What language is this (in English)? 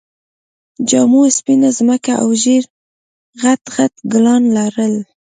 Pashto